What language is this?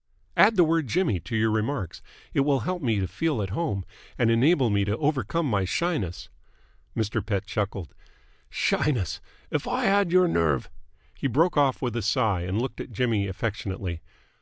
English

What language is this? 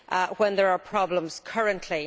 English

